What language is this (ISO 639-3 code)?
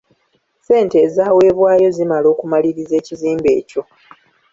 lug